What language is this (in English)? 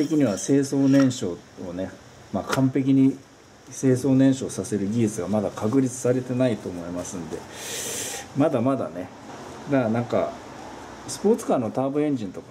Japanese